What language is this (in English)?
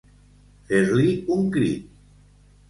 Catalan